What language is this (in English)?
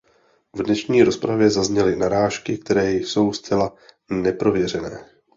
Czech